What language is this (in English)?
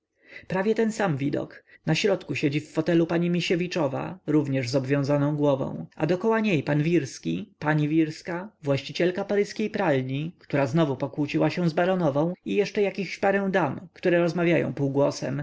Polish